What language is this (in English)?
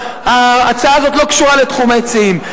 Hebrew